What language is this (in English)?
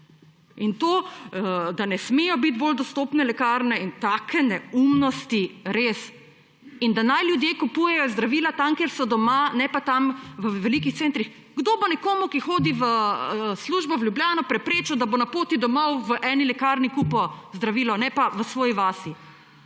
Slovenian